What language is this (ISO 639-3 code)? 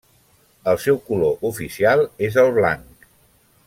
cat